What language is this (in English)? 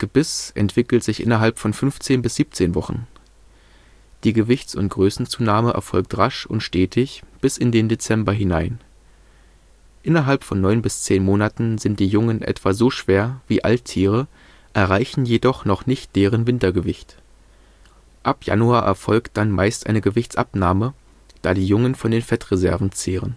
German